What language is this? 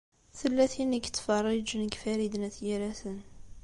Kabyle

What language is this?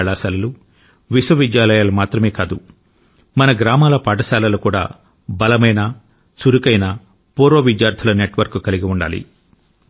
Telugu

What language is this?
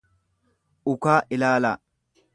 Oromo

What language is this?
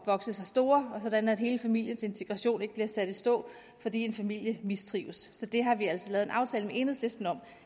Danish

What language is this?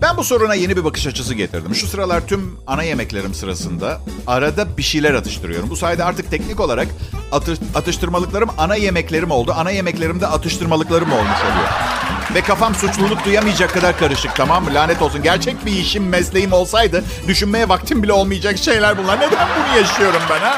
Turkish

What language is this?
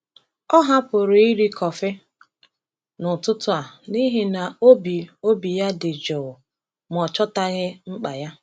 Igbo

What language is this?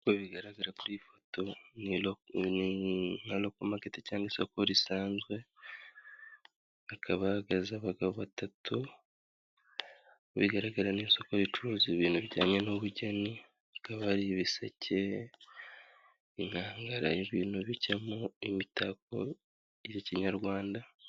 Kinyarwanda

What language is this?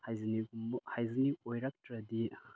Manipuri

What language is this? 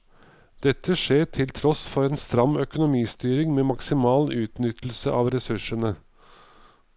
Norwegian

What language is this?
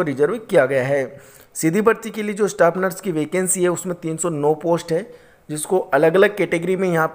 Hindi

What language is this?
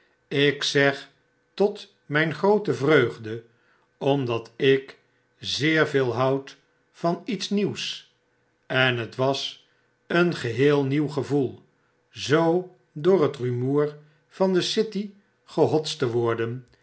Dutch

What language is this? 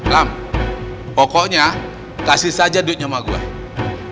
Indonesian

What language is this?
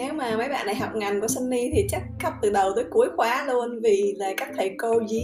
Vietnamese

